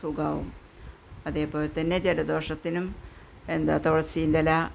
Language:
Malayalam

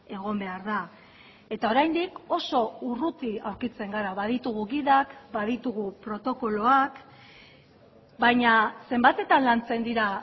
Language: Basque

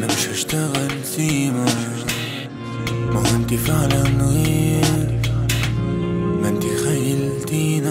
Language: Arabic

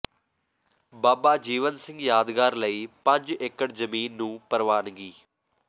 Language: Punjabi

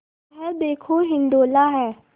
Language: Hindi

